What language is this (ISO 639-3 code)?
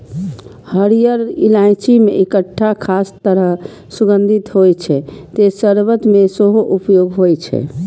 mai